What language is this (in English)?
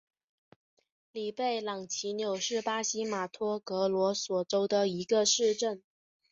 Chinese